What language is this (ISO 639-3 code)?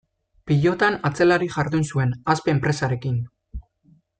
eus